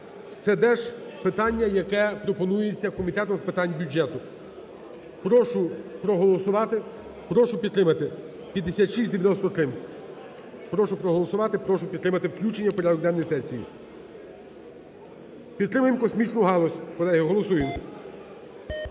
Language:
Ukrainian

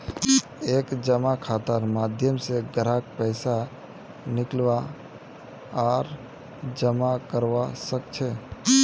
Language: Magahi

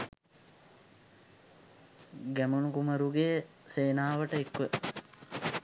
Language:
Sinhala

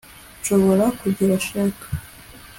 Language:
Kinyarwanda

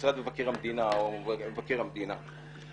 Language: Hebrew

